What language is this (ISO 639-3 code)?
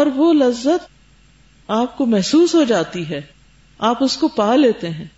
urd